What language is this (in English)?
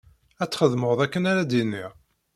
Kabyle